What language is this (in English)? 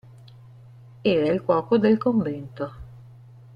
Italian